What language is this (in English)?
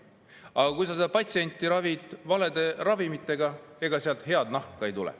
Estonian